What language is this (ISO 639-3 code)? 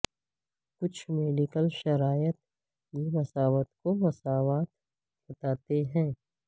urd